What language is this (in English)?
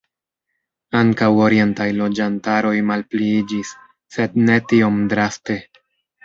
Esperanto